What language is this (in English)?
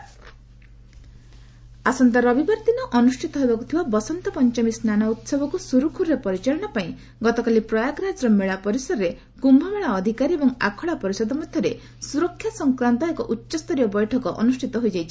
Odia